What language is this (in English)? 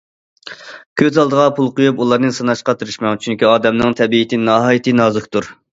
Uyghur